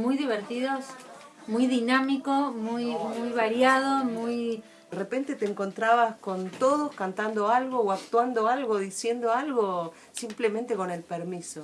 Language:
Spanish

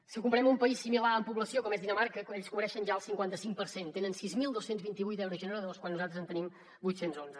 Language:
Catalan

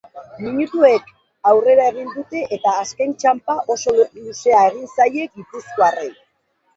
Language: Basque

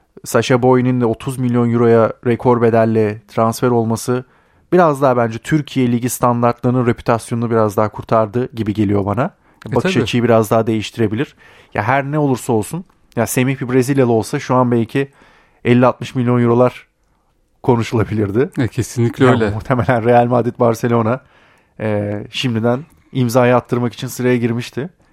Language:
Turkish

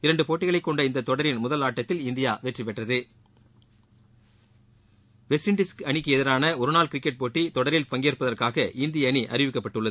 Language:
Tamil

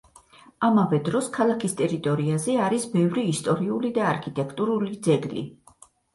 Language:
Georgian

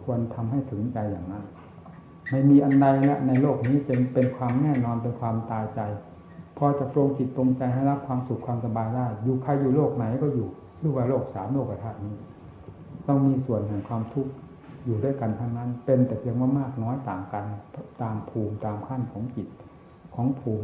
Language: Thai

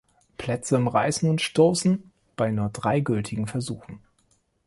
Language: German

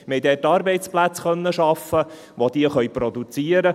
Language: Swiss German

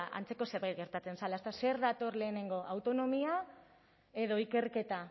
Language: Basque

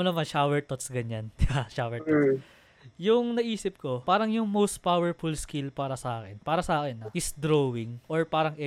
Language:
Filipino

